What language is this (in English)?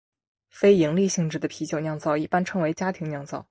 Chinese